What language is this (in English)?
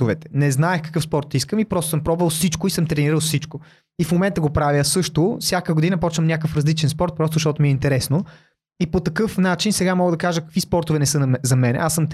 Bulgarian